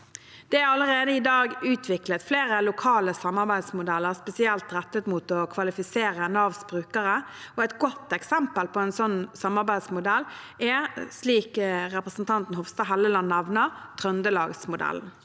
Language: Norwegian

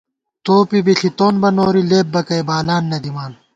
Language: Gawar-Bati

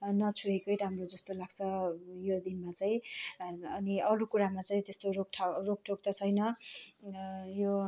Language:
Nepali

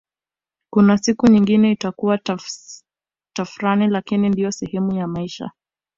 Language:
Swahili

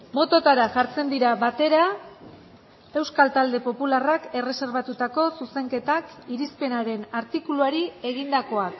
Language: Basque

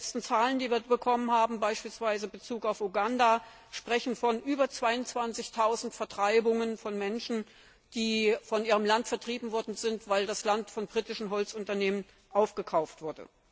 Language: German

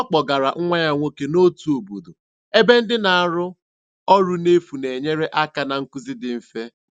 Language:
Igbo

